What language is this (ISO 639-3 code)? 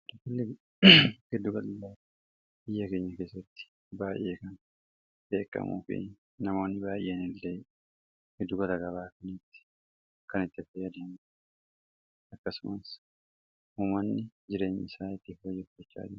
orm